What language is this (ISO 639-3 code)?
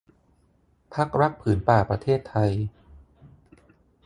tha